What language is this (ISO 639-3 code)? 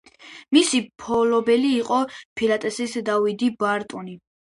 kat